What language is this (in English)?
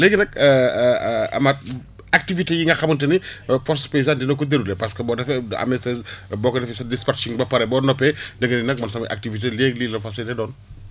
Wolof